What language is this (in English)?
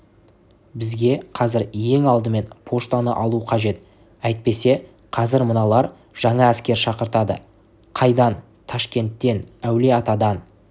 Kazakh